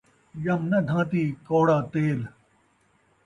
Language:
Saraiki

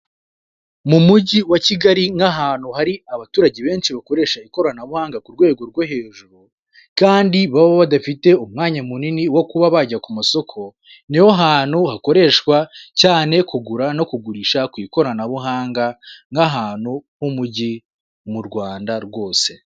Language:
Kinyarwanda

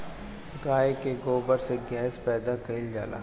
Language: Bhojpuri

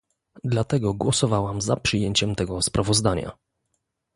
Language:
Polish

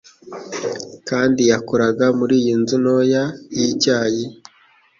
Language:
Kinyarwanda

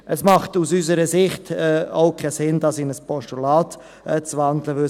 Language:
Swiss German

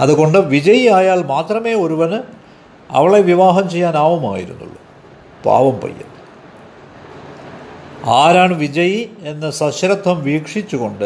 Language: Malayalam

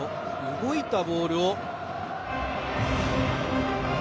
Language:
Japanese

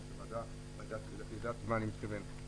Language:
Hebrew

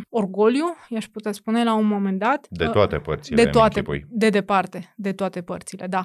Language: Romanian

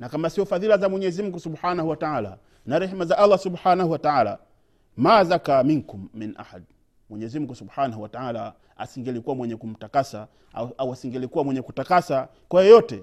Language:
Swahili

